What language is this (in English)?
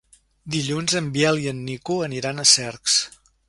Catalan